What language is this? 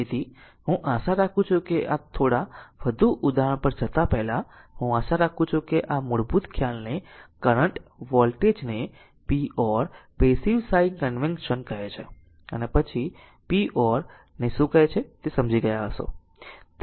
Gujarati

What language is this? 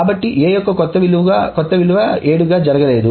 Telugu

